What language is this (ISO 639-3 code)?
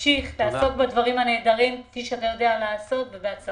heb